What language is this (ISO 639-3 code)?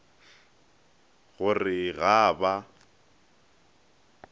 nso